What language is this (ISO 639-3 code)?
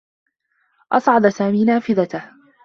ara